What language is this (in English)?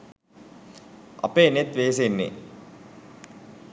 Sinhala